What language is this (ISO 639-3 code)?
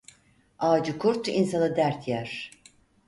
tur